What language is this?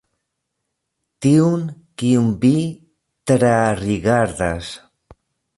Esperanto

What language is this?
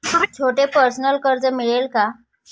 Marathi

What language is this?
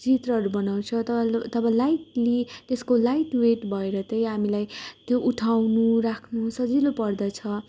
Nepali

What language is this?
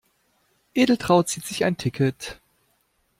German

